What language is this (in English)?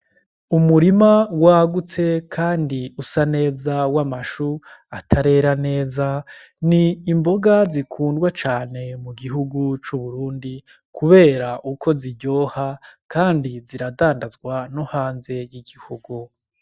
Rundi